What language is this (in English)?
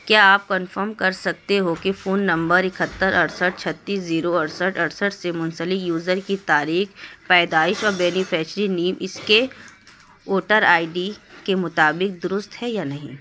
Urdu